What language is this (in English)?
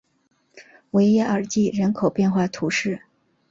Chinese